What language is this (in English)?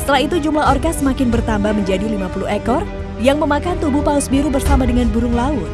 Indonesian